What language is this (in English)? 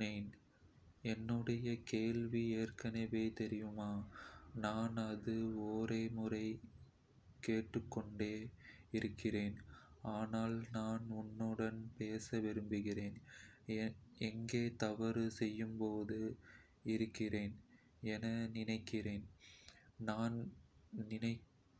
Kota (India)